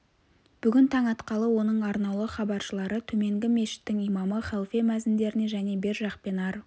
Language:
Kazakh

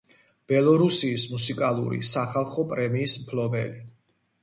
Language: Georgian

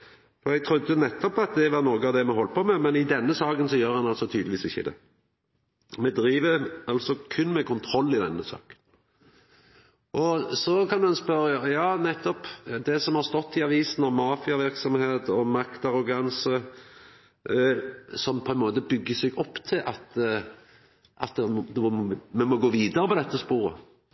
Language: Norwegian Nynorsk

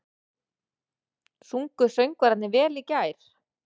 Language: Icelandic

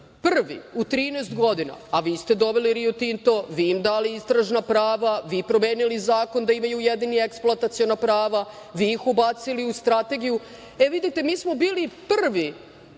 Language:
Serbian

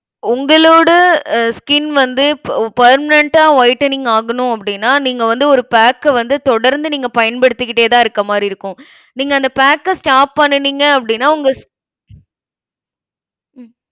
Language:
Tamil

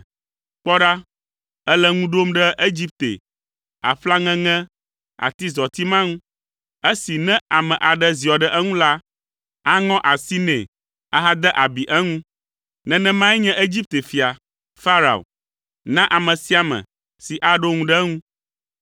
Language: Ewe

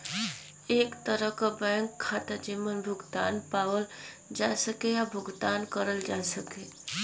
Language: Bhojpuri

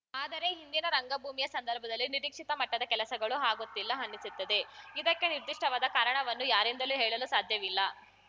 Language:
Kannada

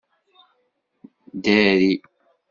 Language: Kabyle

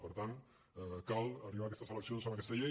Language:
Catalan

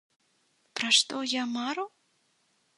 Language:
Belarusian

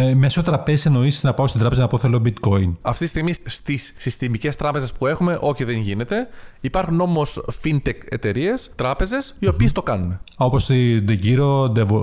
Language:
Greek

